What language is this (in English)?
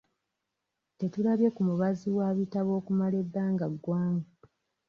Ganda